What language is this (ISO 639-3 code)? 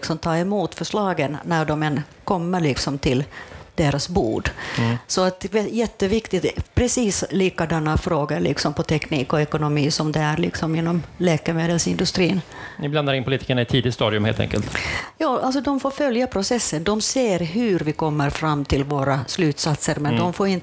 swe